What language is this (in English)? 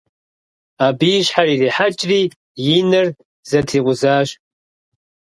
Kabardian